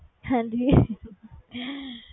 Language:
Punjabi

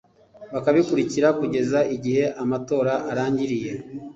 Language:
Kinyarwanda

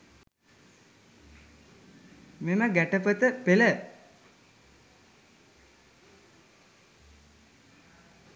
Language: Sinhala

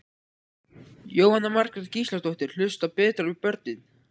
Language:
Icelandic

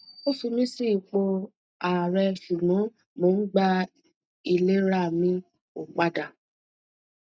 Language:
Yoruba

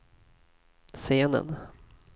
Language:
Swedish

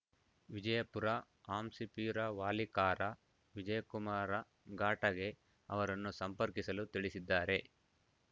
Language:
Kannada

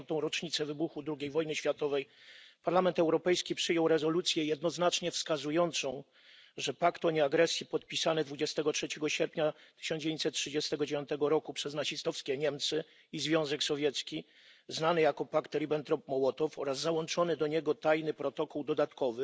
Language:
Polish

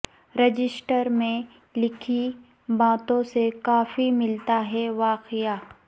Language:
Urdu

